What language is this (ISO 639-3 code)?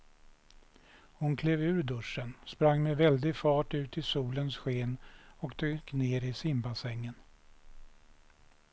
swe